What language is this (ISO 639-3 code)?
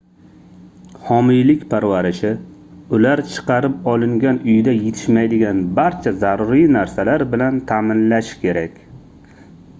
uzb